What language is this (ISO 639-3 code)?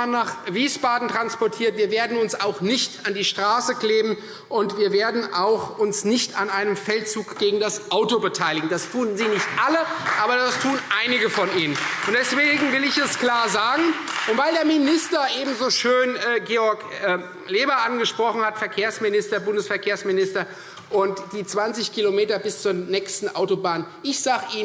deu